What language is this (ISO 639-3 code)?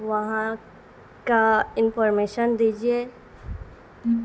urd